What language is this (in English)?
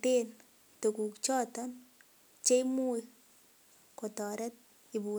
Kalenjin